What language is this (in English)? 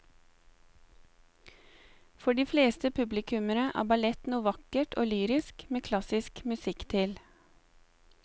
Norwegian